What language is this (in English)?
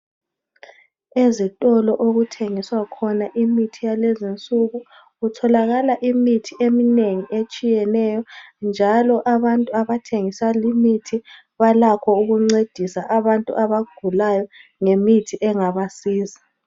North Ndebele